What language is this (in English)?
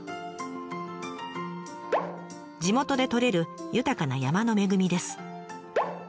Japanese